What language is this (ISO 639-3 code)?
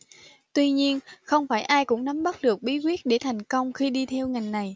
vie